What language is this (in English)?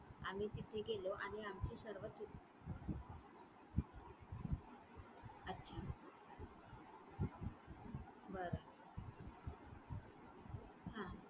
Marathi